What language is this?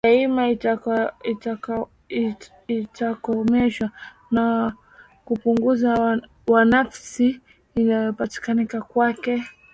Swahili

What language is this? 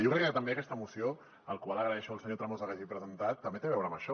Catalan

